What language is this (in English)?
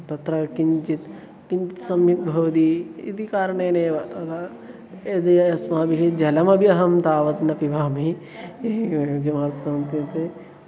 Sanskrit